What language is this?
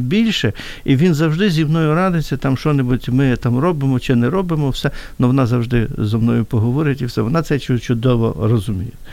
Ukrainian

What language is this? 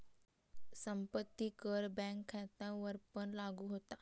Marathi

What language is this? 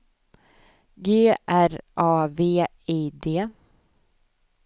Swedish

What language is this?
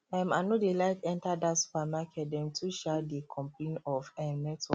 Nigerian Pidgin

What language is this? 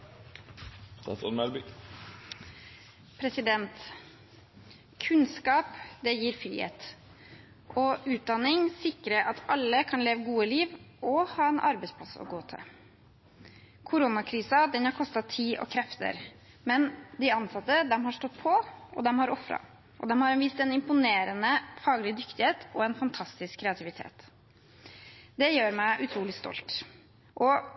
Norwegian Bokmål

